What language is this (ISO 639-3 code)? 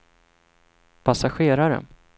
swe